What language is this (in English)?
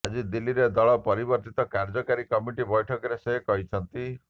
Odia